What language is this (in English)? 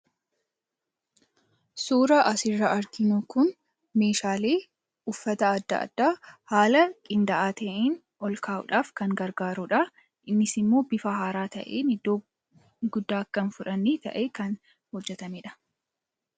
Oromo